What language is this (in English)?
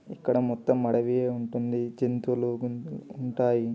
Telugu